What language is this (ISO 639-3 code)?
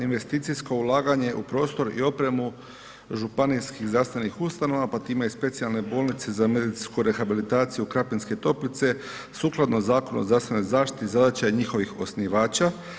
hrv